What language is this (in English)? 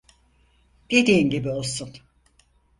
Turkish